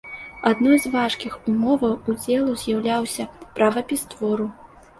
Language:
Belarusian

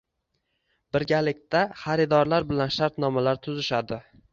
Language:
Uzbek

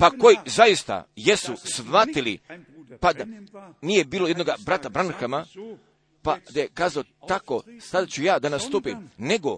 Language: Croatian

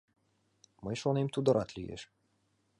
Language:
Mari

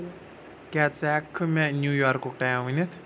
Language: Kashmiri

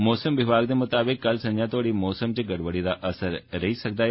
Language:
Dogri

